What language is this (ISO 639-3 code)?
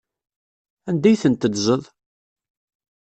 kab